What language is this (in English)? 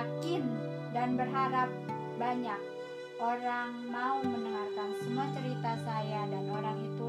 Indonesian